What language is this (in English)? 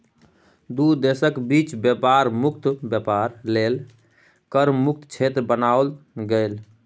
Maithili